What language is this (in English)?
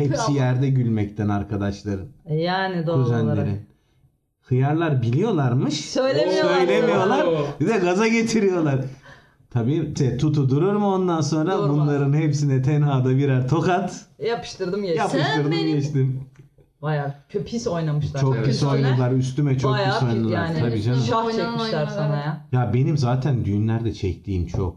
Turkish